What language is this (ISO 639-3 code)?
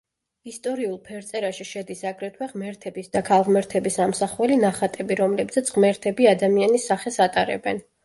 kat